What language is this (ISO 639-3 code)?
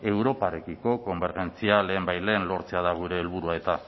eus